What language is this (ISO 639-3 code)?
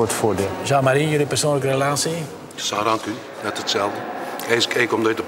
nld